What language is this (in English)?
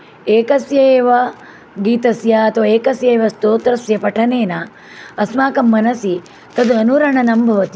Sanskrit